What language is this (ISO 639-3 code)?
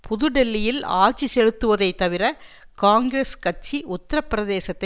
tam